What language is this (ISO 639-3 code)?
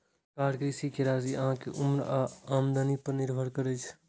mai